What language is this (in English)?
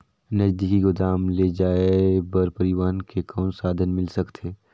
Chhattisgarhi